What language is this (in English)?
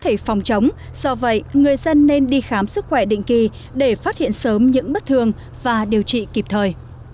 Vietnamese